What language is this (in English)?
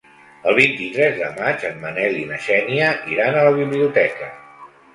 Catalan